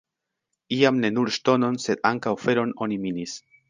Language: Esperanto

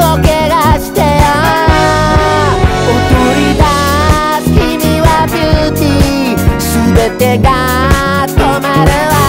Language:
Japanese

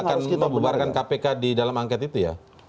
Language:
Indonesian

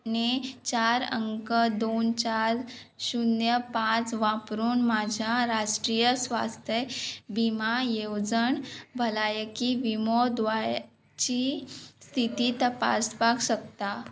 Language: Konkani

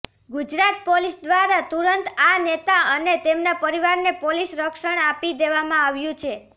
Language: Gujarati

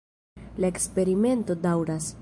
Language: Esperanto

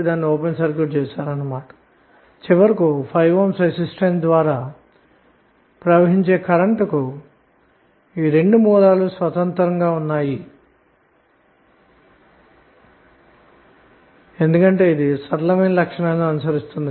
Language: Telugu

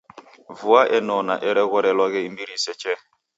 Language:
Taita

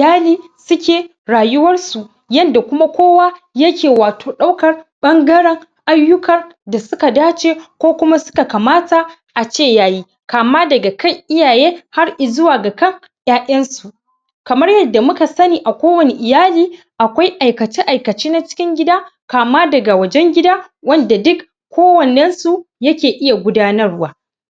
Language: Hausa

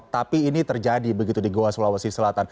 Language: Indonesian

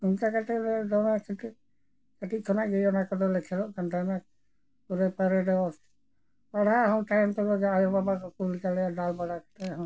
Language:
Santali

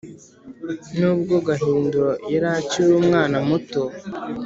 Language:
Kinyarwanda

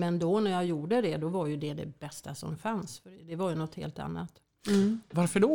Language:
Swedish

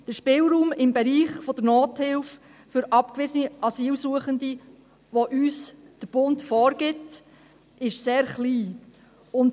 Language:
Swiss German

